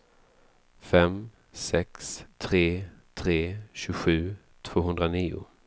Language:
Swedish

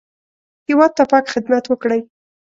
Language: Pashto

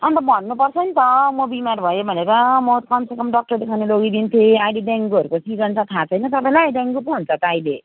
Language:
Nepali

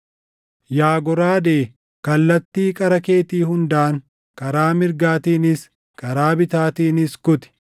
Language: Oromo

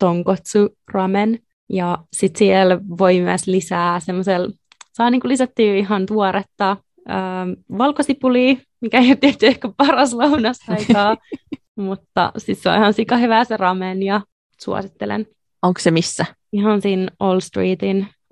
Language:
Finnish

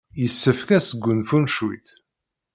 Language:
Kabyle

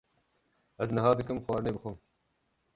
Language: Kurdish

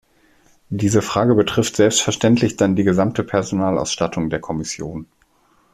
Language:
German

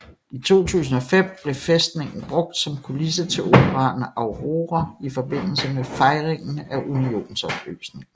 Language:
Danish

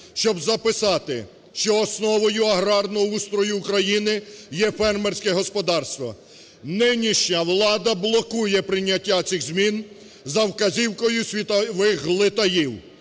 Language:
Ukrainian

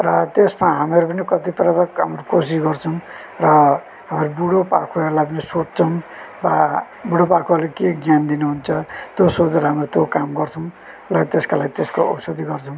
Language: Nepali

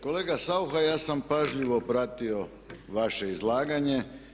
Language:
Croatian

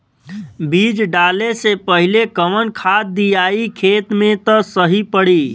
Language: Bhojpuri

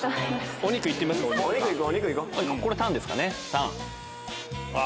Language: Japanese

